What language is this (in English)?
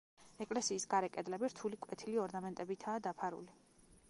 Georgian